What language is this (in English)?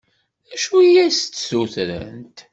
Kabyle